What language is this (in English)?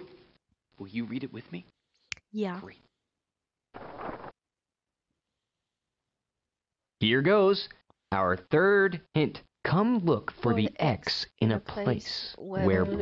English